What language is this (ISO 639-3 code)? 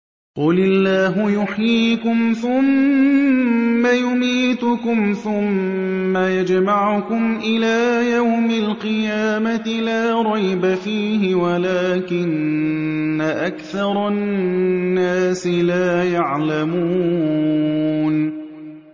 ara